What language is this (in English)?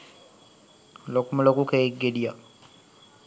Sinhala